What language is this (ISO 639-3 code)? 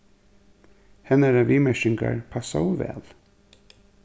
fao